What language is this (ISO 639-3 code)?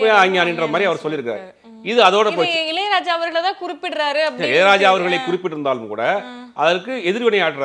kor